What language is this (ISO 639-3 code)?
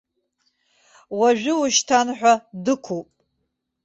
abk